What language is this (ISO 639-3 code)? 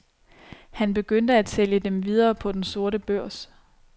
dan